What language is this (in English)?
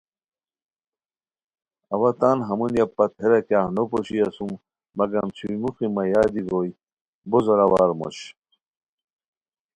Khowar